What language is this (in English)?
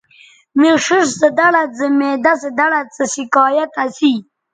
Bateri